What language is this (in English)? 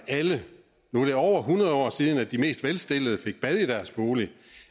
Danish